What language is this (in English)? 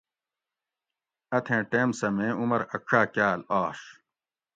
Gawri